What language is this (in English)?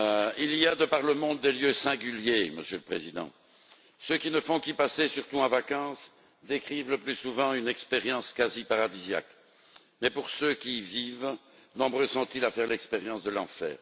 French